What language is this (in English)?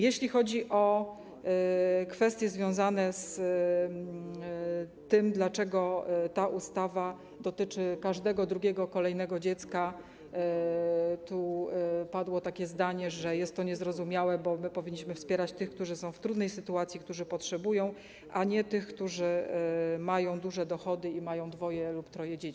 Polish